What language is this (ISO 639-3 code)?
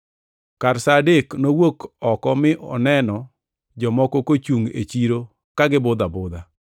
luo